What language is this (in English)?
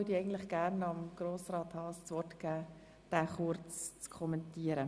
Swiss German